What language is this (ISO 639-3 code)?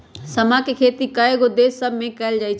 mag